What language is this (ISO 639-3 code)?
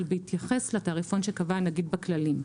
heb